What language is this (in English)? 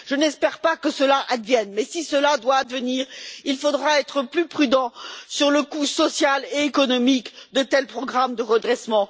French